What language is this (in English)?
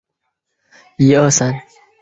Chinese